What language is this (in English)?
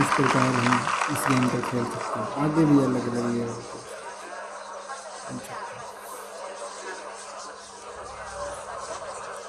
Hindi